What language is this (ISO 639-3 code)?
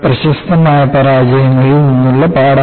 mal